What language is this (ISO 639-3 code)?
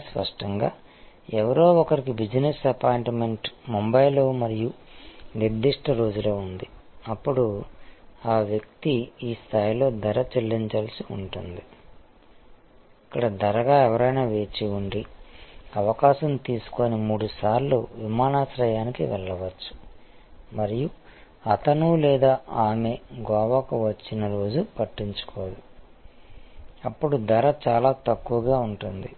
tel